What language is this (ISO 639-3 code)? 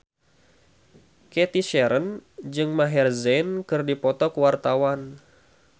sun